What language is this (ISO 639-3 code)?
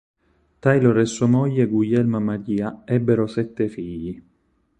ita